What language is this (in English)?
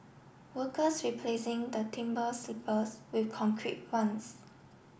English